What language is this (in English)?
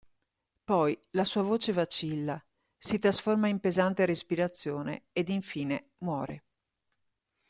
Italian